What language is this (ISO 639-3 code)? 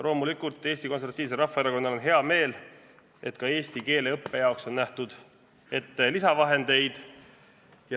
est